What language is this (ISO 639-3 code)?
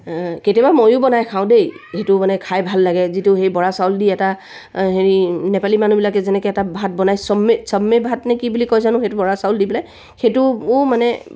asm